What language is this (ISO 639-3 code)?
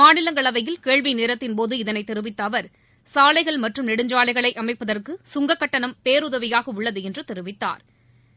tam